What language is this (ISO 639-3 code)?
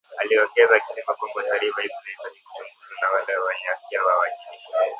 swa